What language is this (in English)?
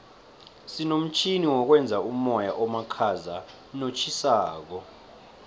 South Ndebele